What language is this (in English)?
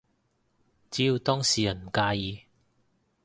Cantonese